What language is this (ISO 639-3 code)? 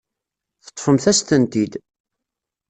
kab